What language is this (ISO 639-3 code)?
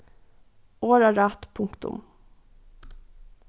fao